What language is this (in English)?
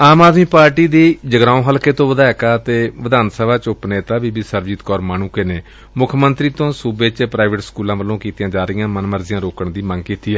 Punjabi